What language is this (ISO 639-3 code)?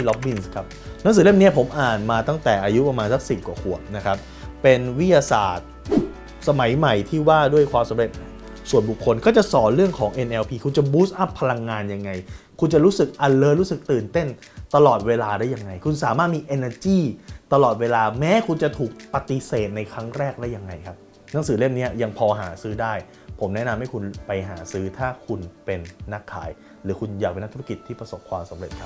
tha